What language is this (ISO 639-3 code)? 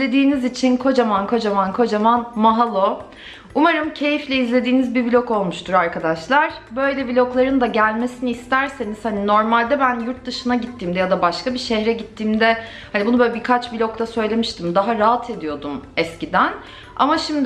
tur